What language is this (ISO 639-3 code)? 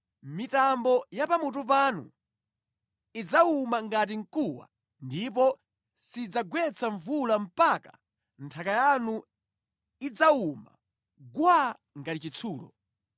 nya